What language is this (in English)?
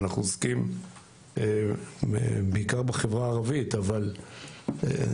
Hebrew